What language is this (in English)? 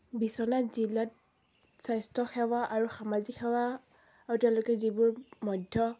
Assamese